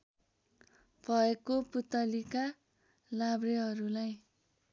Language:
Nepali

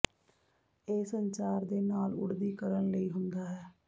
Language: Punjabi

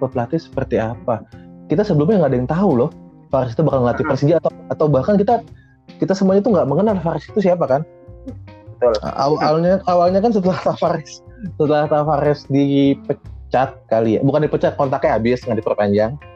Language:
Indonesian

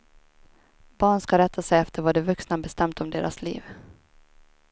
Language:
Swedish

